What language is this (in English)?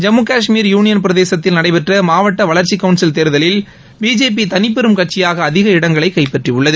Tamil